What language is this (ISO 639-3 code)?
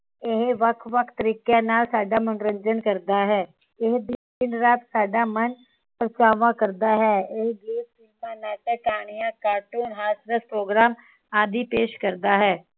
pan